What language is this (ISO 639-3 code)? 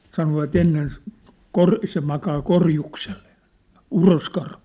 fin